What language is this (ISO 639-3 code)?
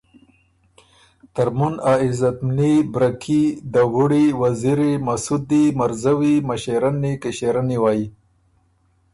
oru